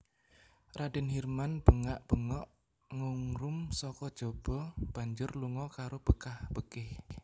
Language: Javanese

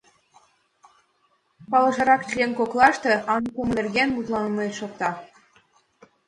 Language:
Mari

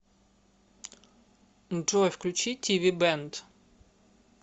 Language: Russian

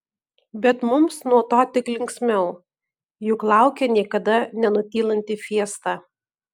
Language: Lithuanian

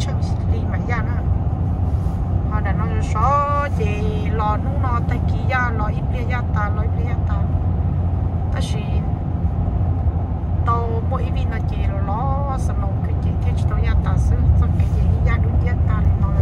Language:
Romanian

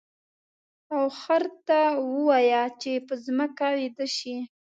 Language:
Pashto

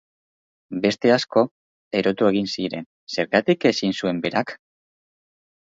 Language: Basque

